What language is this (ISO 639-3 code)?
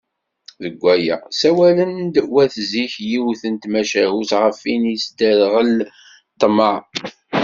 kab